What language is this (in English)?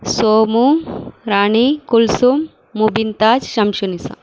Tamil